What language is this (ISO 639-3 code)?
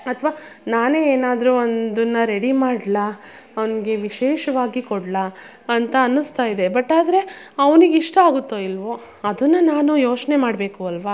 kan